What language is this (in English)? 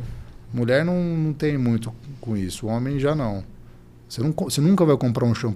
Portuguese